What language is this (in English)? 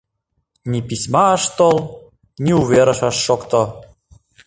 Mari